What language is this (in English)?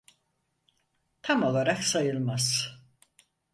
Turkish